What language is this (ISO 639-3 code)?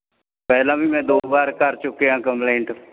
pan